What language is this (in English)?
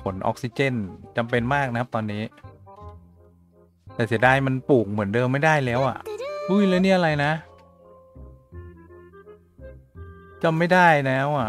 Thai